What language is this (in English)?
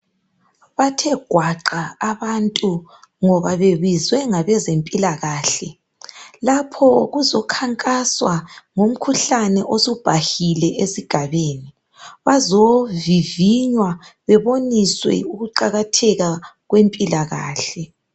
North Ndebele